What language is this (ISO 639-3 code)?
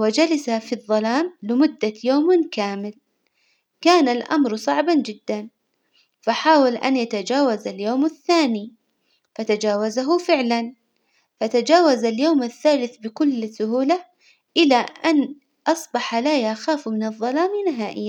acw